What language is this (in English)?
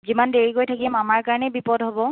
Assamese